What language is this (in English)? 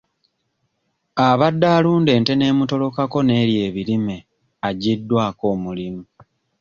Ganda